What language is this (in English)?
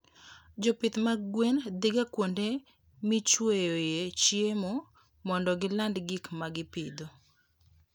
Luo (Kenya and Tanzania)